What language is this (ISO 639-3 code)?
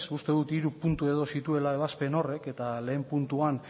eus